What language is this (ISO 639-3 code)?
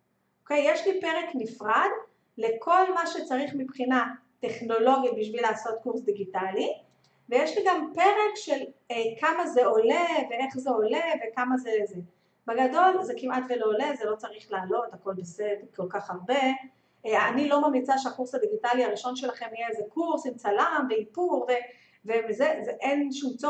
heb